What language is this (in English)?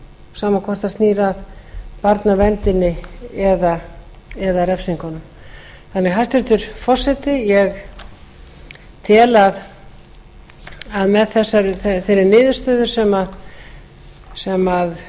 Icelandic